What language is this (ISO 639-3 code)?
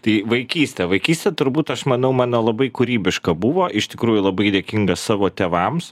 lit